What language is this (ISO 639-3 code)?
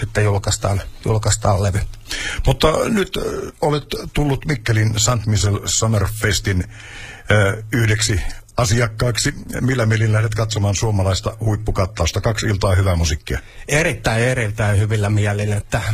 fin